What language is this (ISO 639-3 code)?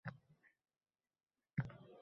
uzb